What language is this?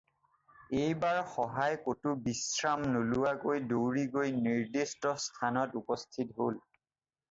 Assamese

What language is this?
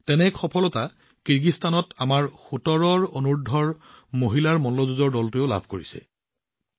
Assamese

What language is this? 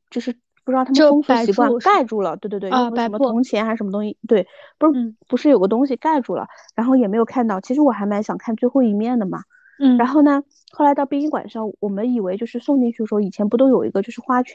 Chinese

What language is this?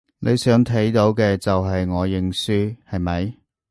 Cantonese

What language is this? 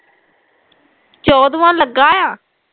Punjabi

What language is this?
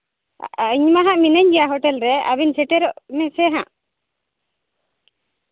Santali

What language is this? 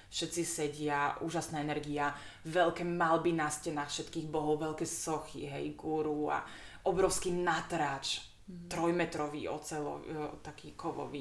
Slovak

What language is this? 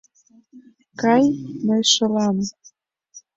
Mari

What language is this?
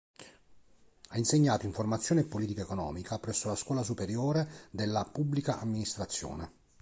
Italian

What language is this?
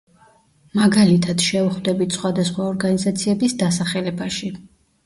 Georgian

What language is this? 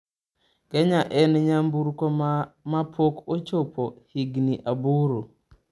Luo (Kenya and Tanzania)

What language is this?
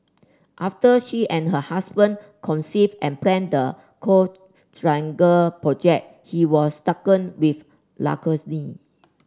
English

